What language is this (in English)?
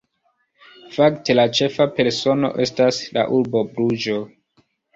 Esperanto